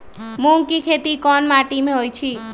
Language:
Magahi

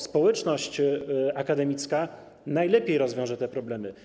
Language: Polish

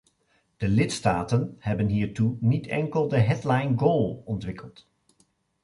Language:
Dutch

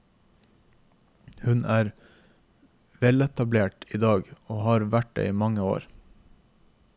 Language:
Norwegian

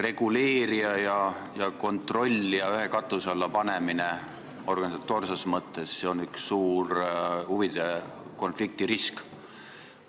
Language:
Estonian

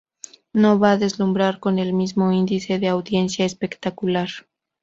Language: Spanish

